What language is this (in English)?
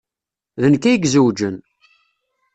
Kabyle